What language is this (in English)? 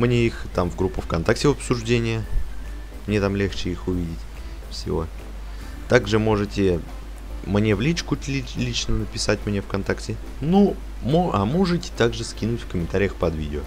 Russian